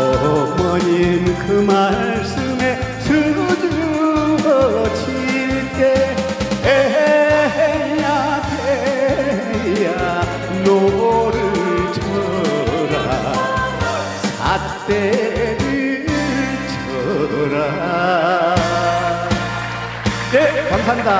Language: Korean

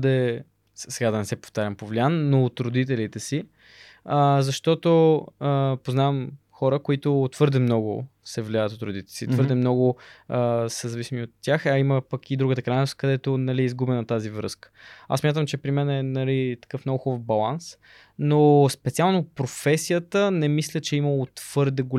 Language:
Bulgarian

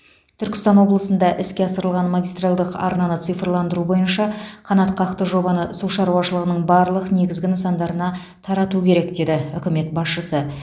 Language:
Kazakh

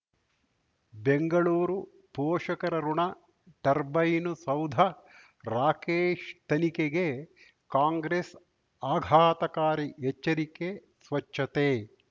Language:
Kannada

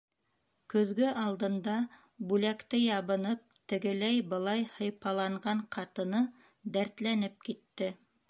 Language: Bashkir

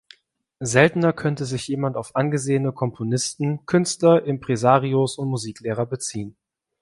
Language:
German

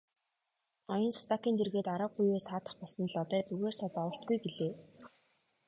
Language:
Mongolian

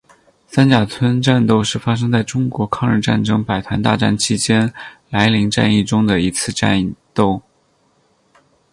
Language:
Chinese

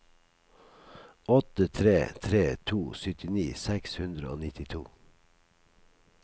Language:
Norwegian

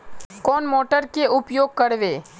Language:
Magahi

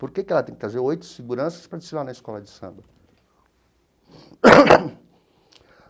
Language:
Portuguese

